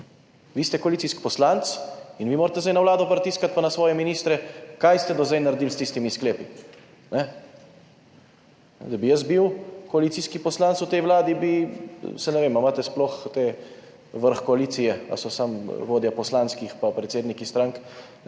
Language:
Slovenian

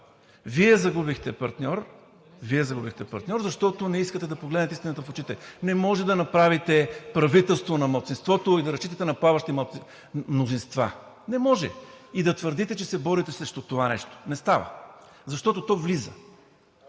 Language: Bulgarian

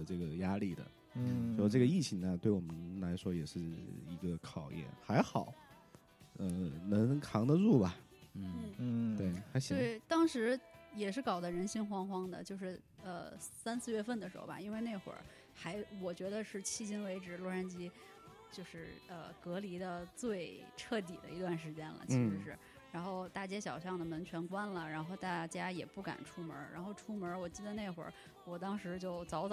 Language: Chinese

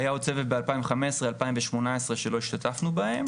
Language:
Hebrew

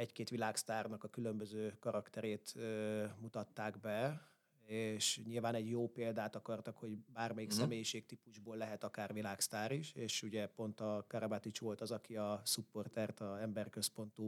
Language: Hungarian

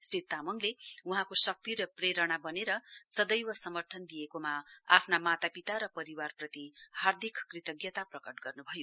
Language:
Nepali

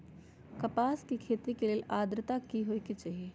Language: Magahi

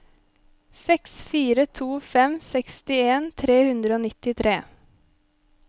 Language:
Norwegian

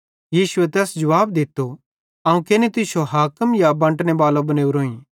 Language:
Bhadrawahi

